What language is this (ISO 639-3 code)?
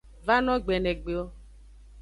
ajg